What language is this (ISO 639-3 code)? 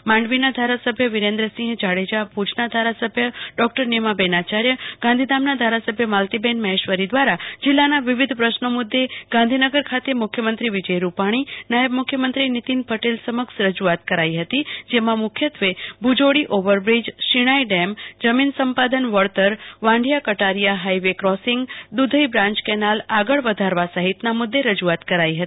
guj